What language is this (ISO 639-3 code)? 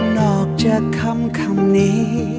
tha